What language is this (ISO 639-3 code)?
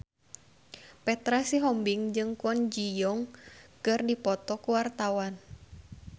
sun